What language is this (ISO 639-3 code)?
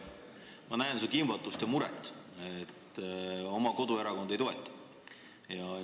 est